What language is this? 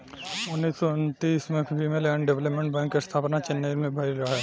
Bhojpuri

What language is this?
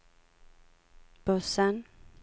Swedish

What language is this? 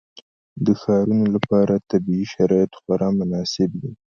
Pashto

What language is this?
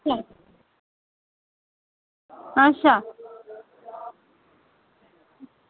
Dogri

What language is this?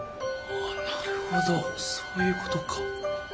Japanese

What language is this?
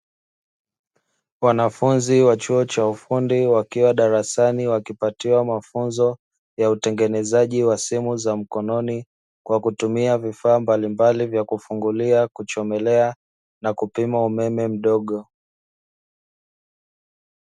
Swahili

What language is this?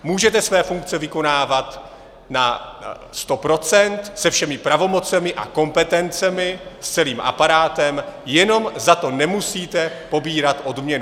Czech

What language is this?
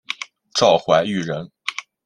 Chinese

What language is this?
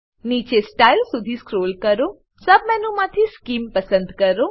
Gujarati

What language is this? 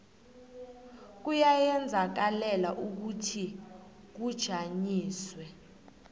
South Ndebele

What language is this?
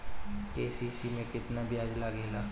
Bhojpuri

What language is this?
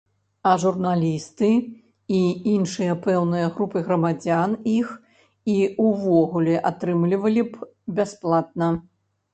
Belarusian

